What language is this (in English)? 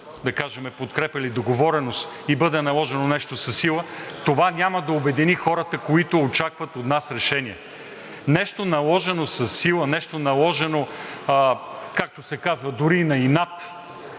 Bulgarian